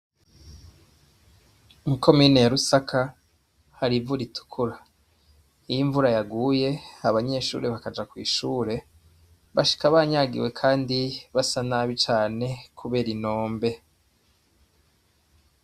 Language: Rundi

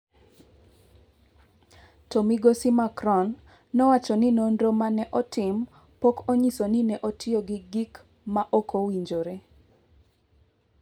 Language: Luo (Kenya and Tanzania)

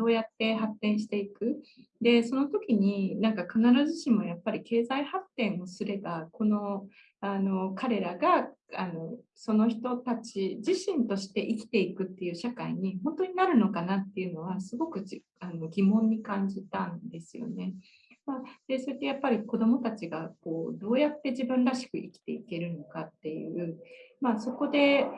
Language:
Japanese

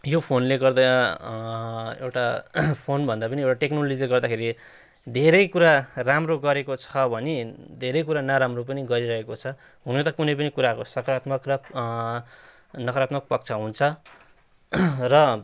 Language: Nepali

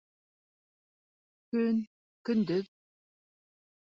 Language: Bashkir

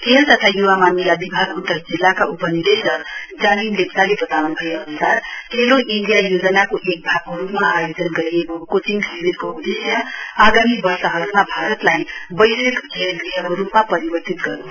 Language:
Nepali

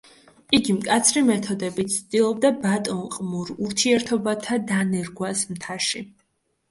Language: Georgian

